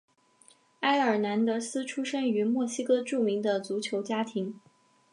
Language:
Chinese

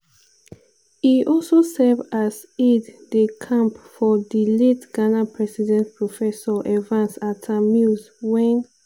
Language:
Nigerian Pidgin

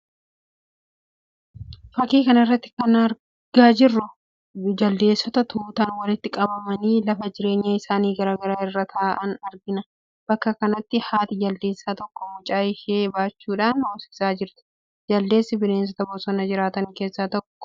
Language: Oromo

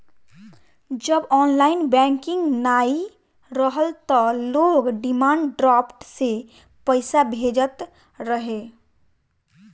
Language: Bhojpuri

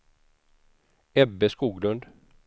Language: Swedish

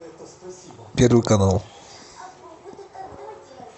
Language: Russian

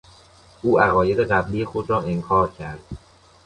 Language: Persian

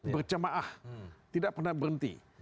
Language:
Indonesian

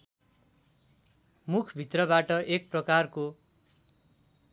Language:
Nepali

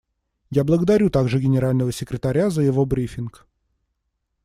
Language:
Russian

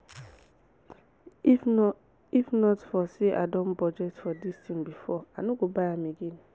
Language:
Nigerian Pidgin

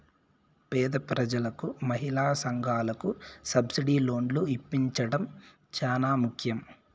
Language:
Telugu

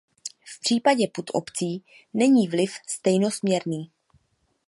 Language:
Czech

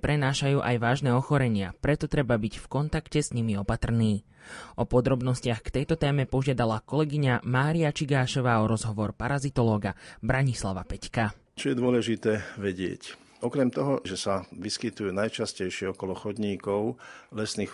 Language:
Slovak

